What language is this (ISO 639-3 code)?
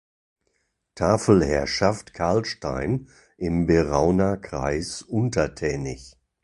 deu